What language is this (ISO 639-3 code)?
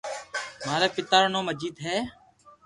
lrk